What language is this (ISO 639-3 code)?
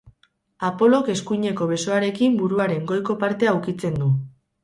eus